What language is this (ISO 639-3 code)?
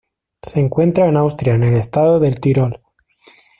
spa